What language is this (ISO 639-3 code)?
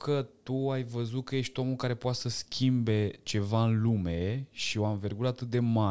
ron